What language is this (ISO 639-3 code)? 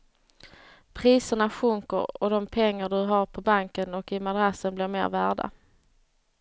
swe